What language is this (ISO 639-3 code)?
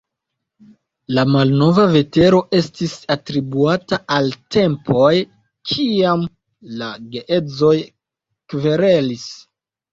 epo